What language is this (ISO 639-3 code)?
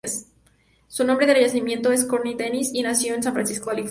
spa